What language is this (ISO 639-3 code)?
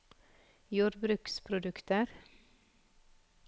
nor